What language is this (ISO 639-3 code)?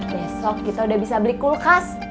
ind